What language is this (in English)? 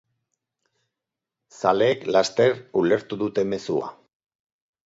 Basque